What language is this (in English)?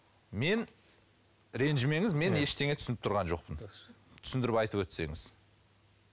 Kazakh